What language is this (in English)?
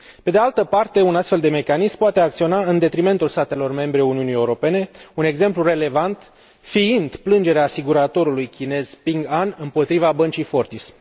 Romanian